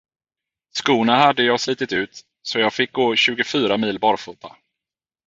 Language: Swedish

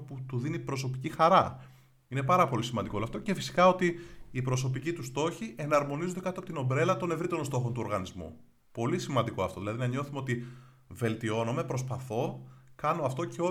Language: Greek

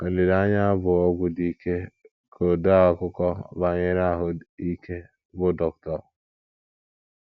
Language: Igbo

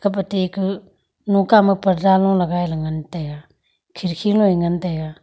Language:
Wancho Naga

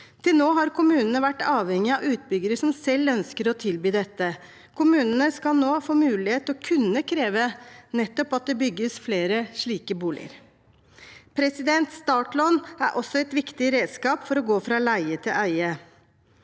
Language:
Norwegian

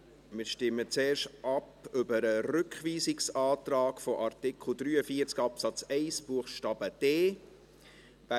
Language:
Swiss German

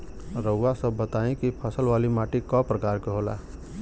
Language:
Bhojpuri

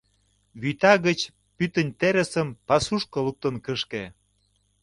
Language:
Mari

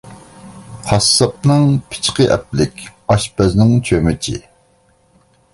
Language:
Uyghur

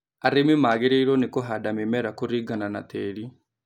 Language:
Kikuyu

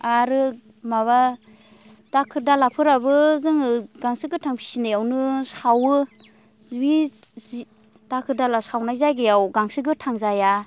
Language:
Bodo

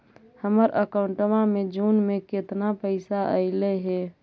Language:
Magahi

